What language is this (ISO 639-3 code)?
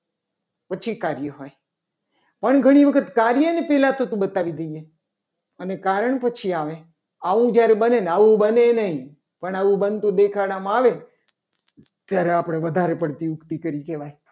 guj